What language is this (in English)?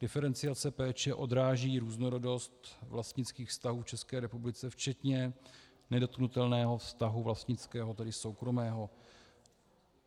Czech